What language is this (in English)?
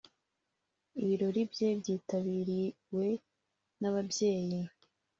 Kinyarwanda